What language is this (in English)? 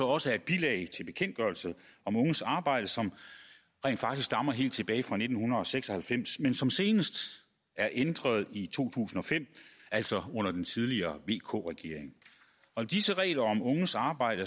Danish